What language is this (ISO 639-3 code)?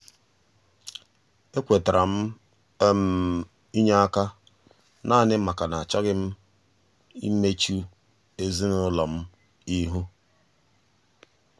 ibo